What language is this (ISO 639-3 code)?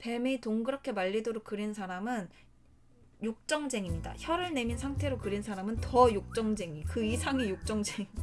kor